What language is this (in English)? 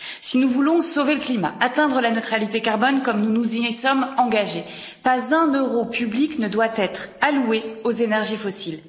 French